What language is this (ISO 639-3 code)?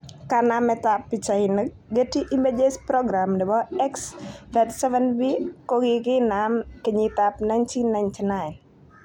kln